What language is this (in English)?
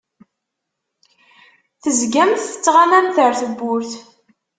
Kabyle